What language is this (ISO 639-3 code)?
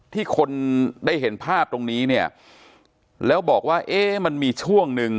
tha